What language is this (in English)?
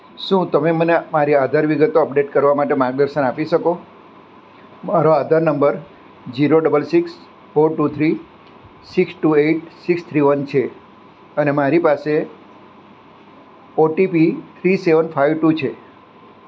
Gujarati